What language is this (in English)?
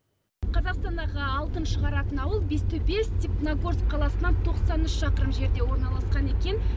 Kazakh